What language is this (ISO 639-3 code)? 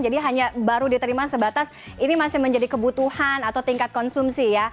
ind